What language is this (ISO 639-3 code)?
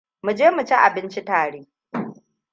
hau